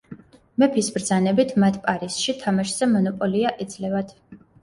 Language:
Georgian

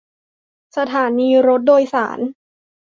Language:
Thai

